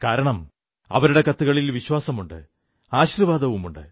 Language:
Malayalam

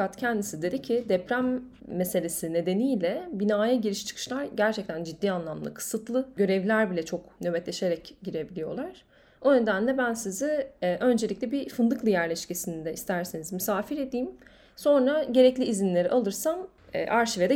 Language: Turkish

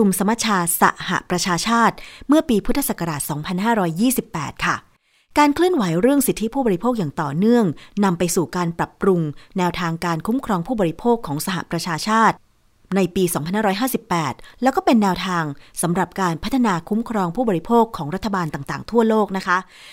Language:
Thai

